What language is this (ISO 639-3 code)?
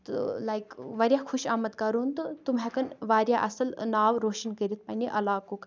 kas